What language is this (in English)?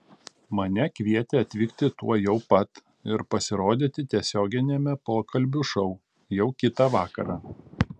Lithuanian